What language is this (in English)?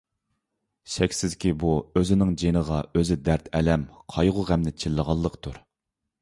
Uyghur